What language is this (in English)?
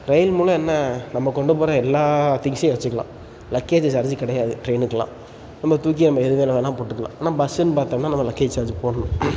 Tamil